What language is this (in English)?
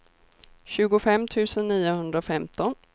Swedish